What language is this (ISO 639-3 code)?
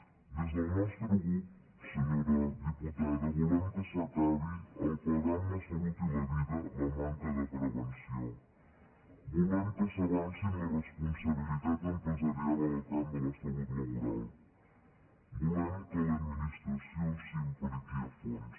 cat